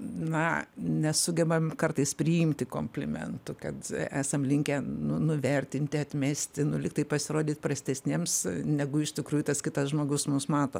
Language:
Lithuanian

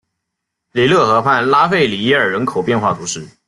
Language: Chinese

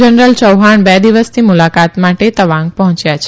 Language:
Gujarati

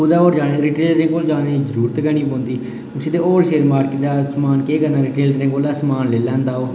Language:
Dogri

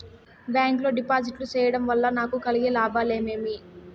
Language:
Telugu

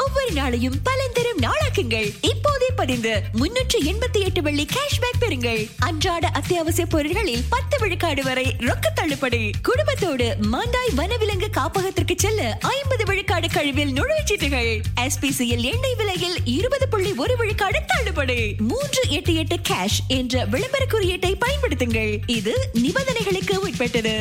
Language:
Tamil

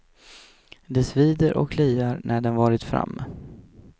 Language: Swedish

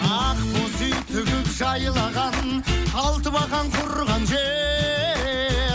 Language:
Kazakh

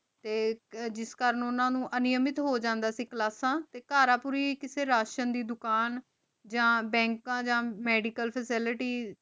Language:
Punjabi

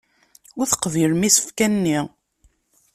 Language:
Kabyle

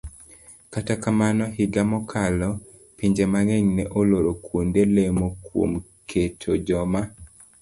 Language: Luo (Kenya and Tanzania)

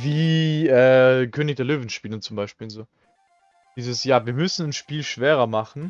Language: German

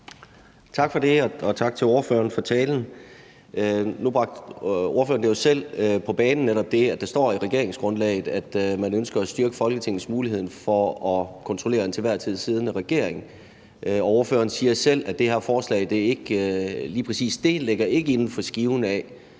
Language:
Danish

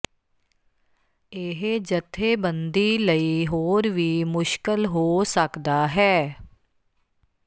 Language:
Punjabi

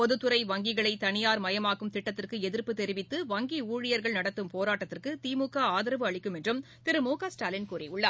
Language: Tamil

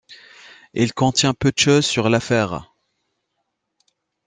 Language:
French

